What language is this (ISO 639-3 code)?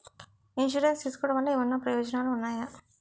tel